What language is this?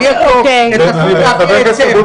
Hebrew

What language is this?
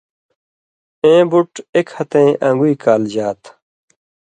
Indus Kohistani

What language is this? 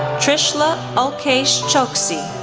English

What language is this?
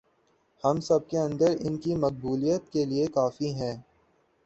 Urdu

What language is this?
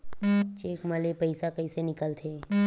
Chhattisgarhi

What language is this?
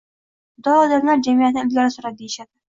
Uzbek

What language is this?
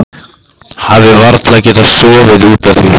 Icelandic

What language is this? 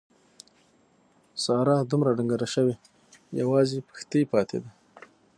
Pashto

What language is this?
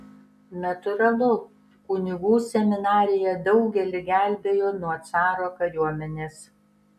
Lithuanian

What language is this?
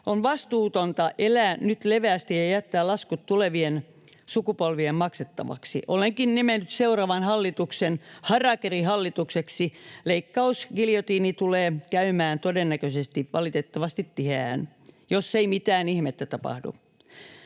Finnish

